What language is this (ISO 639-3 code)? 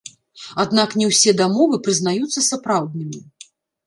bel